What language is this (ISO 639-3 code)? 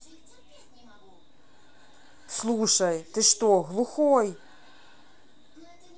rus